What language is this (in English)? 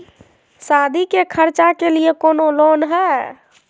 Magahi